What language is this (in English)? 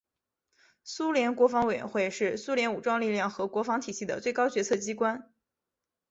Chinese